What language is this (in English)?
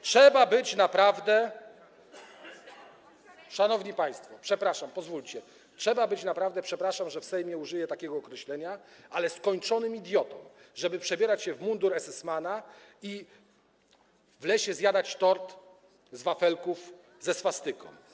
Polish